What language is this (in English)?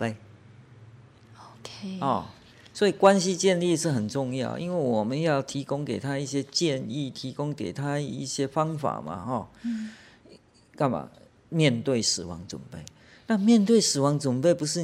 Chinese